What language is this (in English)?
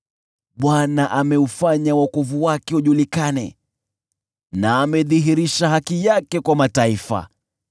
Swahili